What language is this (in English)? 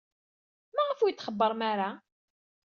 Kabyle